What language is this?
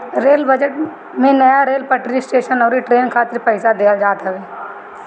Bhojpuri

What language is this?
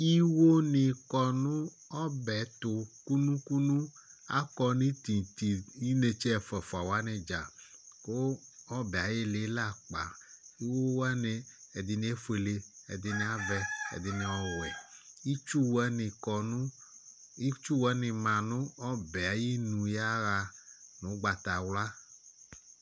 Ikposo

